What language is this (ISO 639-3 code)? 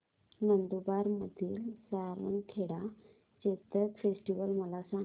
mar